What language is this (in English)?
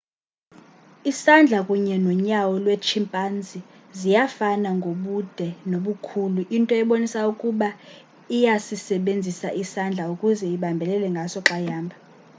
Xhosa